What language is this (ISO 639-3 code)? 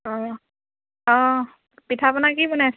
asm